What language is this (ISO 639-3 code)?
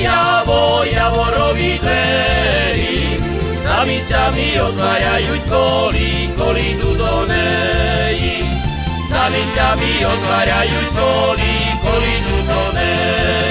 slk